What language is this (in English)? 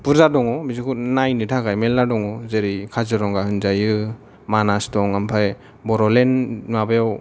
Bodo